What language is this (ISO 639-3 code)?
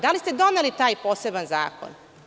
srp